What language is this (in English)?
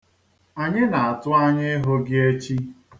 Igbo